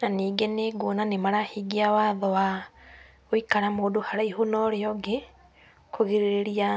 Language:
Kikuyu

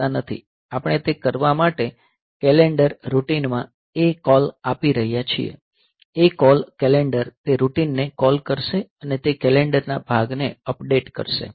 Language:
Gujarati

